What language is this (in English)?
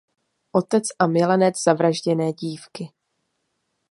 Czech